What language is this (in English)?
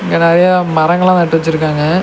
Tamil